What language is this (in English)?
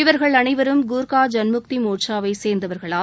Tamil